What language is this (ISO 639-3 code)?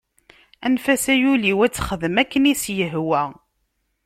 kab